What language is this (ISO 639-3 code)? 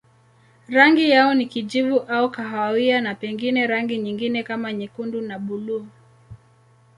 swa